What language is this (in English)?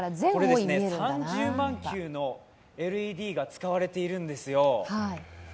Japanese